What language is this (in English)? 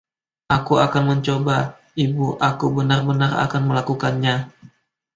Indonesian